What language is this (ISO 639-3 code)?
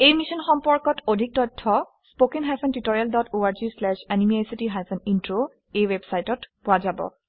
asm